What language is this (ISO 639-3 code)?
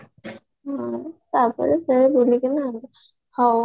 ori